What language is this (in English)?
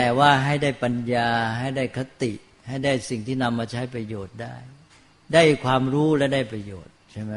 Thai